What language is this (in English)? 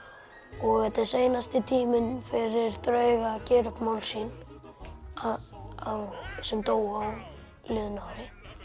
Icelandic